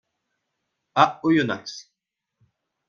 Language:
French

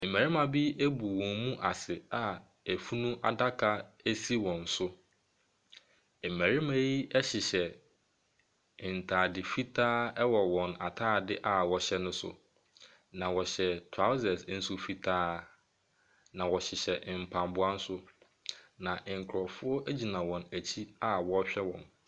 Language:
Akan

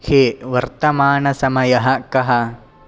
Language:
Sanskrit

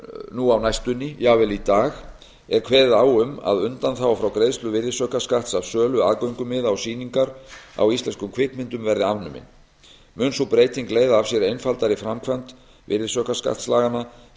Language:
Icelandic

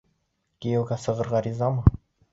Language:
Bashkir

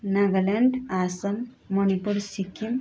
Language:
Nepali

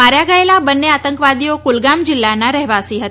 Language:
Gujarati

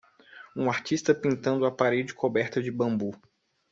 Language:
Portuguese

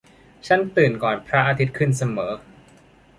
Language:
Thai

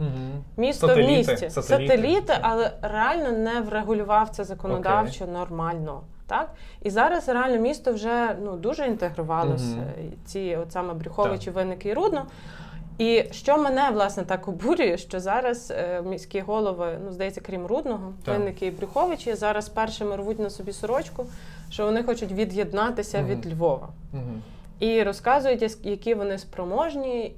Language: Ukrainian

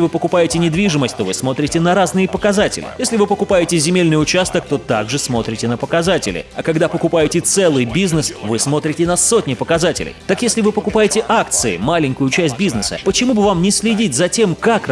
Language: Russian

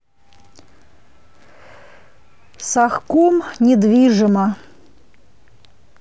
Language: Russian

